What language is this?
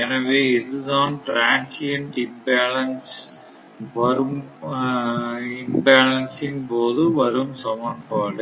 Tamil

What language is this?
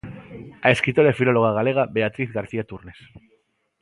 Galician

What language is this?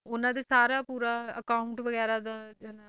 Punjabi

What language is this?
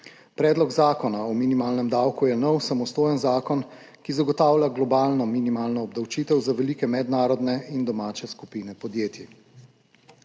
Slovenian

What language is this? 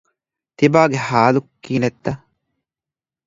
Divehi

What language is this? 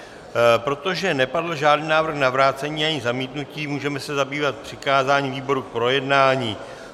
Czech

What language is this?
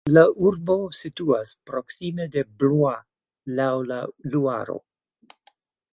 Esperanto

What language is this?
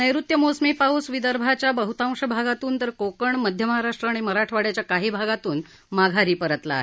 Marathi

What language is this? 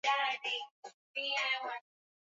Swahili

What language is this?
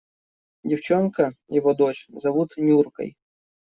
Russian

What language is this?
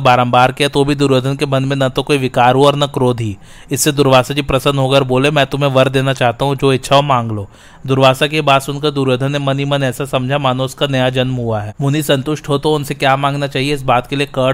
Hindi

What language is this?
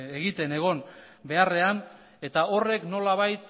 Basque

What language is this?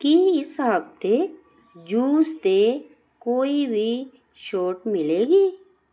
Punjabi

